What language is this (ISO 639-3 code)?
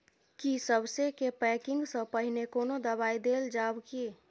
mai